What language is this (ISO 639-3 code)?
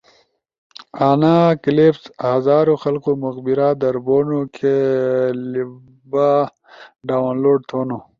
ush